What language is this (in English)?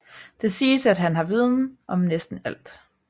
Danish